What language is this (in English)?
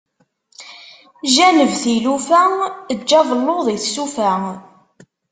Kabyle